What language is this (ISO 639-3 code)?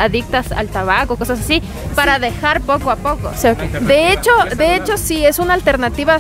spa